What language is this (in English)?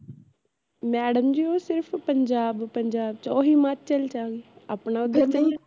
Punjabi